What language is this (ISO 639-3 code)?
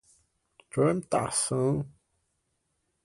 por